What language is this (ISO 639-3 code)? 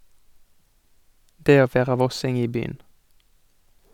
nor